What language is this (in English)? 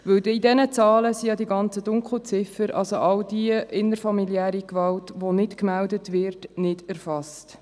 Swiss German